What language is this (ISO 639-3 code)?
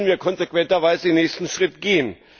deu